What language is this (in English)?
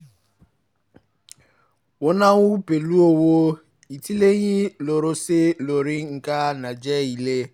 Yoruba